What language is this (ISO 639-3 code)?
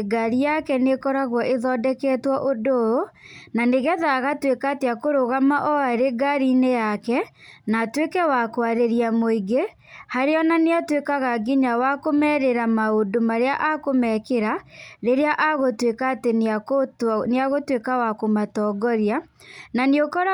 kik